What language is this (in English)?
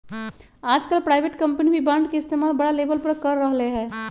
Magahi